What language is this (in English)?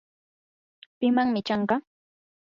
Yanahuanca Pasco Quechua